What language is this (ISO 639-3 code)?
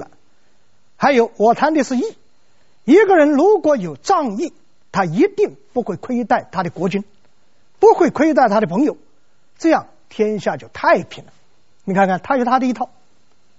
zho